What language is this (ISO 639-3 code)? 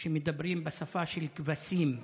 heb